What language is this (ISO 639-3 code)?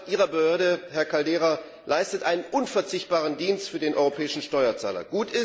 deu